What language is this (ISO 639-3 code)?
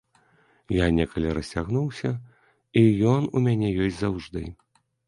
bel